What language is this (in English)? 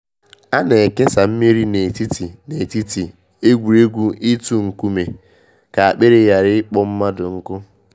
Igbo